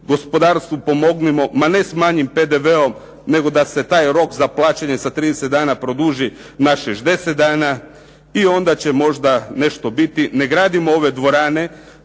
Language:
Croatian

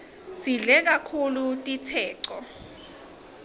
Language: Swati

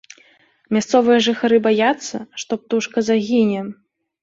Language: Belarusian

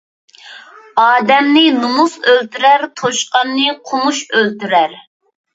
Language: Uyghur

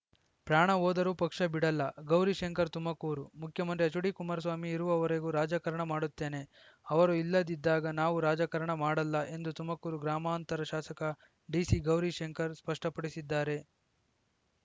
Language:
Kannada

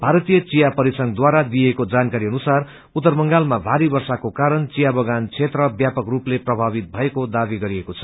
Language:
Nepali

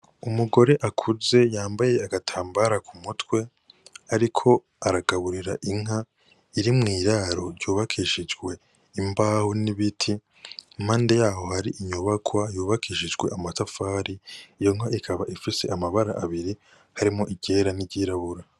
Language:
Rundi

